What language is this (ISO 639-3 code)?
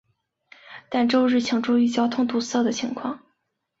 zho